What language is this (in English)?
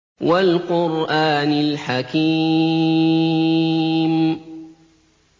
Arabic